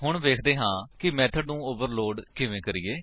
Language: Punjabi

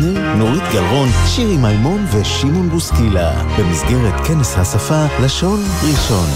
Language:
Hebrew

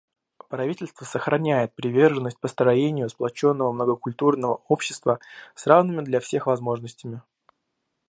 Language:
Russian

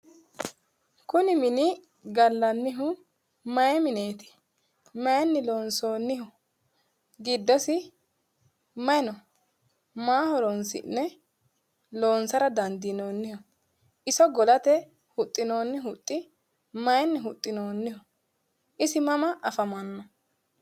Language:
Sidamo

